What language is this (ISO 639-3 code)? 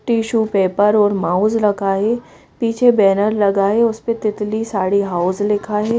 hin